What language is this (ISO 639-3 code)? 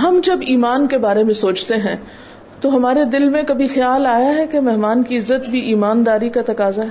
urd